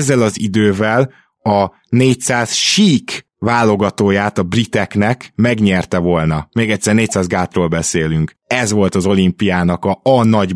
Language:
Hungarian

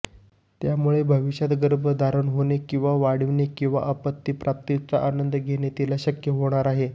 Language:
Marathi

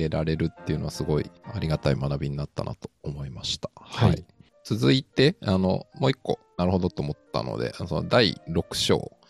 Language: Japanese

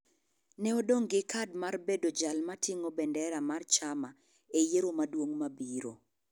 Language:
Luo (Kenya and Tanzania)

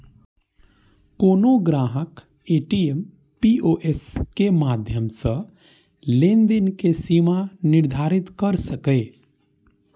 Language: Maithili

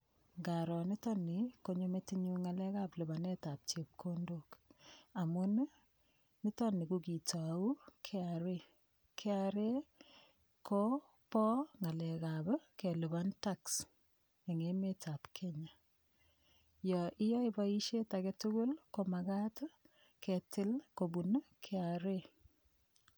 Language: Kalenjin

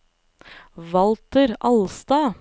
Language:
Norwegian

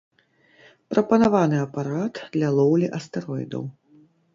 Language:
Belarusian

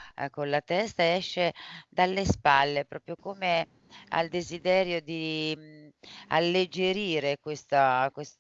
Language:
Italian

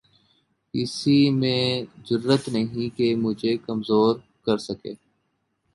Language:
Urdu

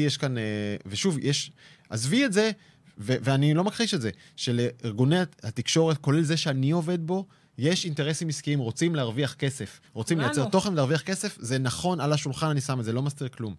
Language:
Hebrew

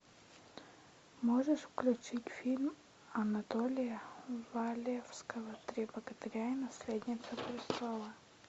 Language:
Russian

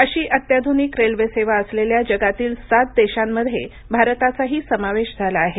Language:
Marathi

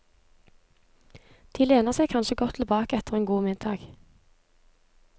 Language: Norwegian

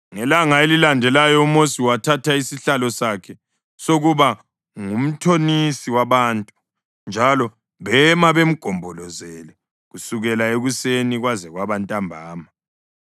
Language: North Ndebele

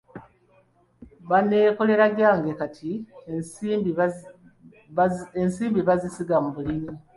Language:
Ganda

